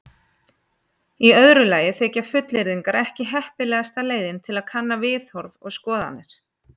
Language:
Icelandic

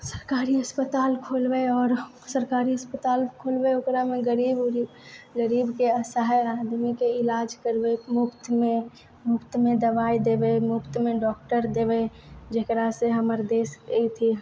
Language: Maithili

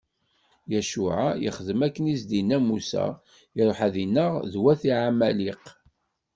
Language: Kabyle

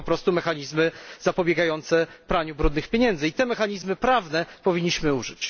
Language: Polish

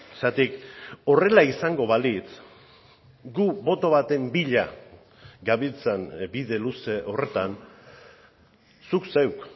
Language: Basque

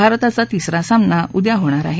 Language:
Marathi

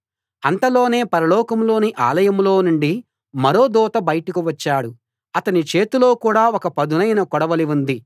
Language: Telugu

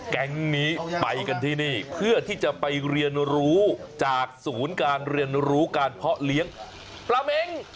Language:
Thai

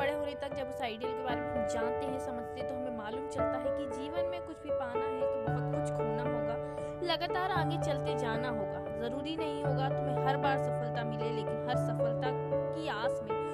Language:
Hindi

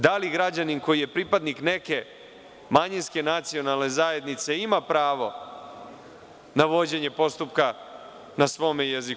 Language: Serbian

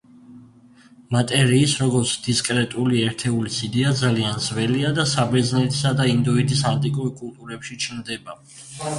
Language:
Georgian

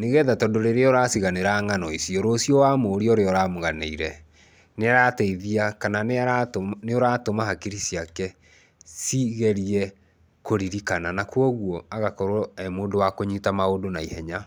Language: Kikuyu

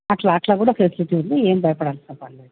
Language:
Telugu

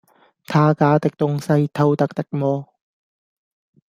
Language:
Cantonese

